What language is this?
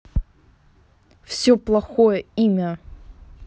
Russian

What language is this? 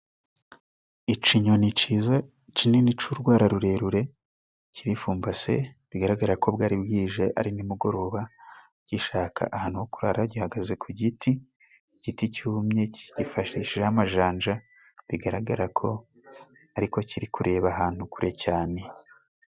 Kinyarwanda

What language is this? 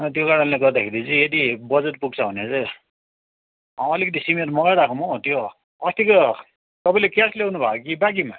Nepali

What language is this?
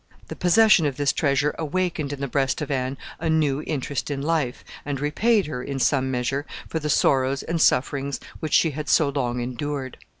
English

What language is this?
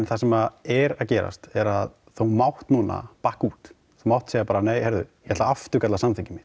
Icelandic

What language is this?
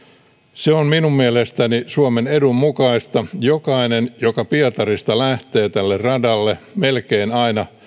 Finnish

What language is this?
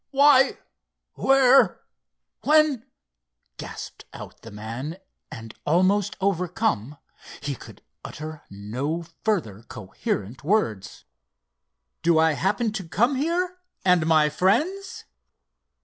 English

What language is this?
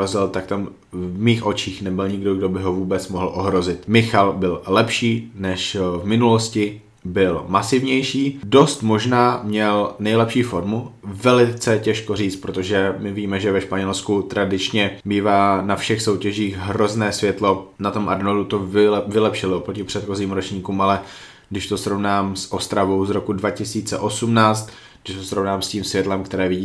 Czech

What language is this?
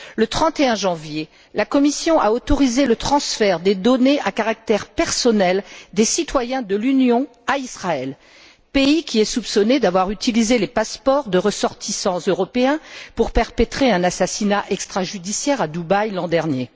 French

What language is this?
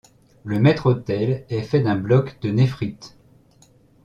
French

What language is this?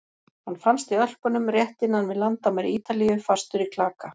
Icelandic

